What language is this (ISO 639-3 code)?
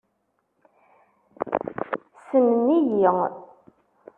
kab